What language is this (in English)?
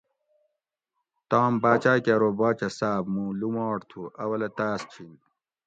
Gawri